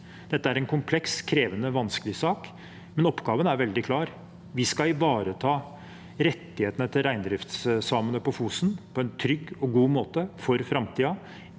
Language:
Norwegian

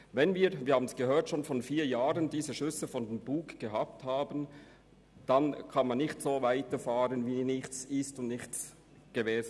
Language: Swiss German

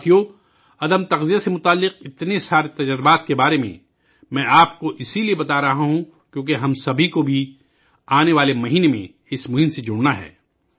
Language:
Urdu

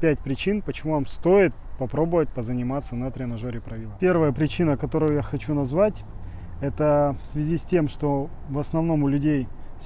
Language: Russian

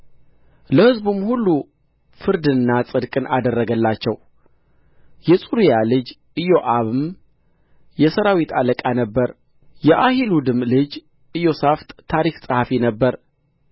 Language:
Amharic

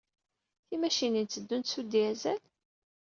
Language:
Kabyle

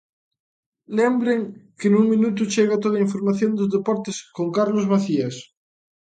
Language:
Galician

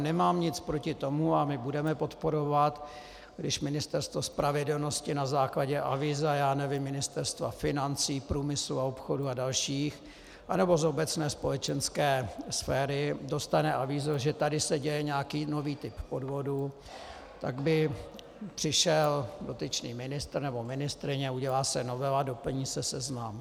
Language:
Czech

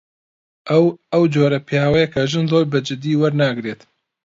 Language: Central Kurdish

